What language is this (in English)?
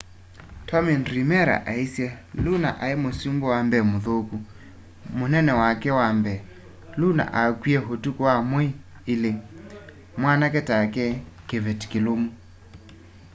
Kamba